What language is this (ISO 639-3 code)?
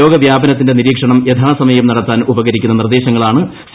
mal